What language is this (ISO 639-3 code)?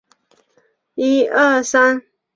zho